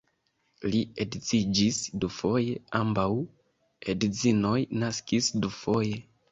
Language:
Esperanto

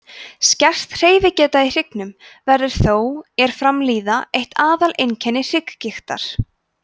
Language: Icelandic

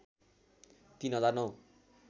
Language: Nepali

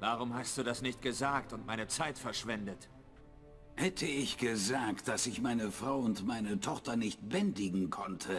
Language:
German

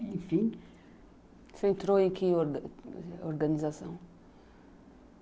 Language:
Portuguese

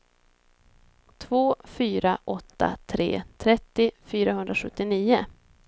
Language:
Swedish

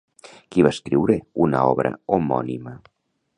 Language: Catalan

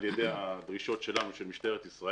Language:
Hebrew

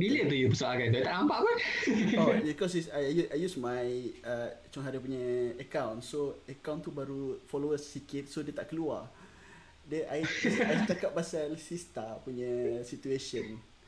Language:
Malay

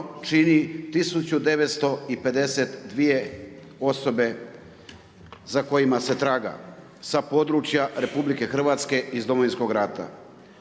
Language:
Croatian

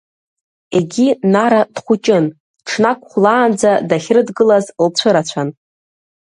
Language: Abkhazian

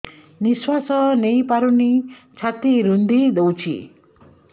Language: Odia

